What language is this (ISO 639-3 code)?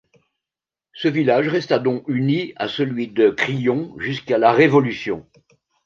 fra